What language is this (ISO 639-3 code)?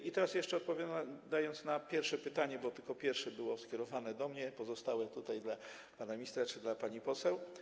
pol